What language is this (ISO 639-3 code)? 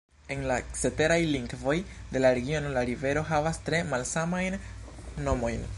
epo